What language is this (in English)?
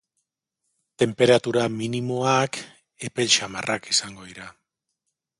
Basque